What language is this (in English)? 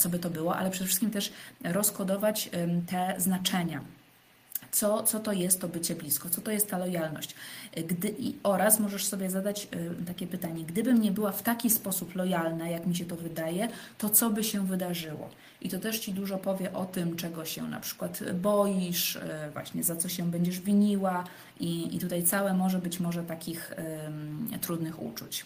Polish